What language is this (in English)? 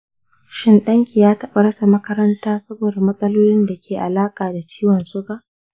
Hausa